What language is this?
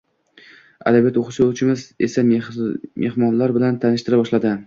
Uzbek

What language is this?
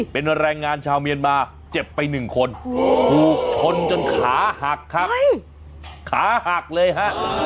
Thai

